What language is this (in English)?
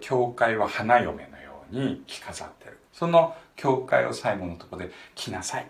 Japanese